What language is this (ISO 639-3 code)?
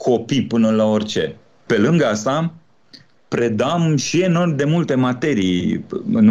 ron